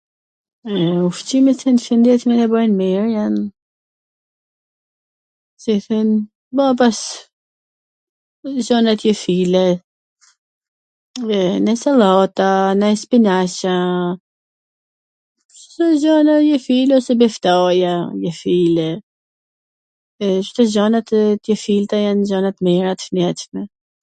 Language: Gheg Albanian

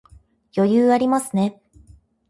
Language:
Japanese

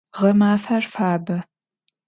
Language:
Adyghe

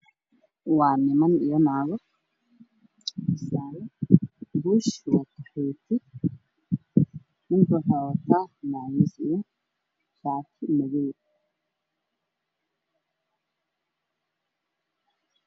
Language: Somali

